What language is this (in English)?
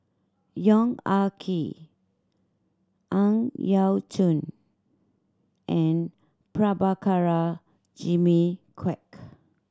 English